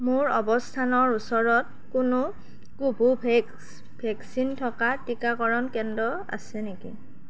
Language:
Assamese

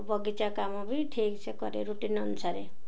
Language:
Odia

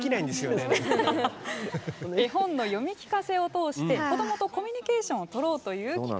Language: Japanese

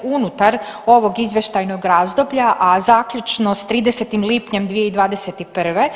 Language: Croatian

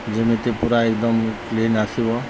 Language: Odia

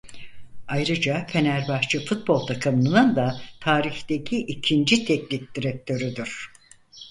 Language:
Turkish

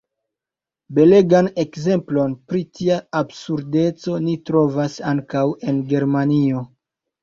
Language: Esperanto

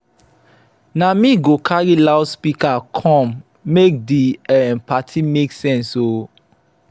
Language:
Nigerian Pidgin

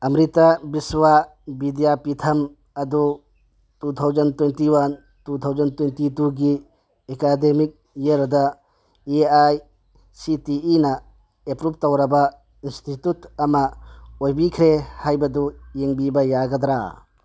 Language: Manipuri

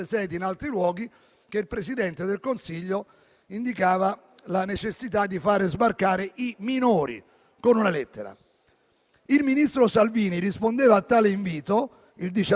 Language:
Italian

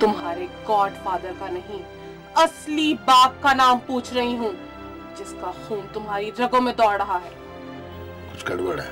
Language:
Hindi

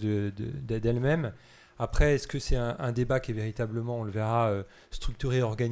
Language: French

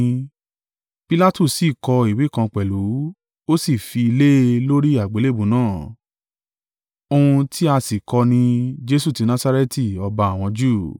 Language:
Yoruba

